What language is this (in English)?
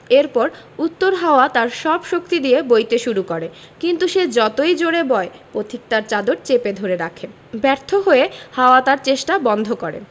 Bangla